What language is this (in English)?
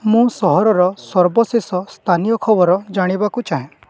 Odia